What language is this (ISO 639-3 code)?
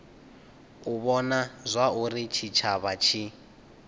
ven